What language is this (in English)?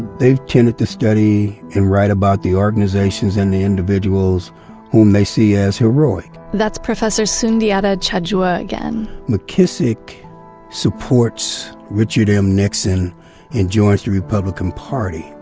English